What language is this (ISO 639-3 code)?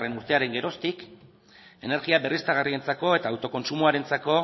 eus